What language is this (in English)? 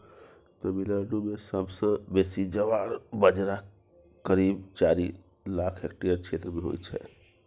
Maithili